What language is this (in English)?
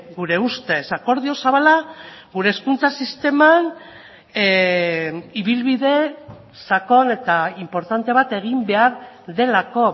Basque